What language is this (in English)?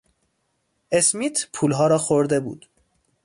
Persian